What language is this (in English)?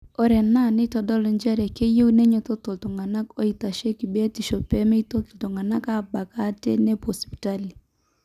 Masai